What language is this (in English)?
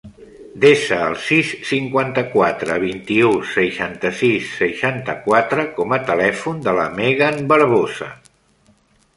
Catalan